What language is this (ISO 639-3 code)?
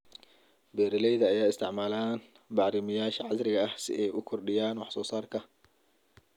som